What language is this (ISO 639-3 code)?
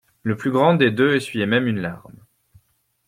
fra